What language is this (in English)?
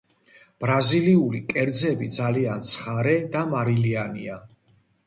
Georgian